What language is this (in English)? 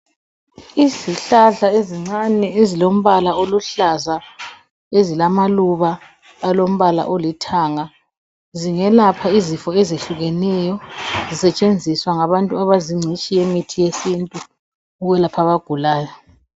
North Ndebele